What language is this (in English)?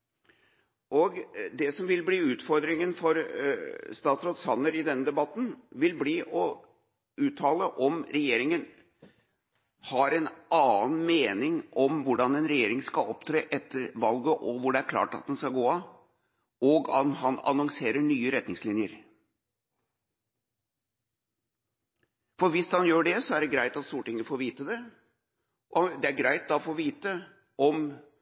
Norwegian Bokmål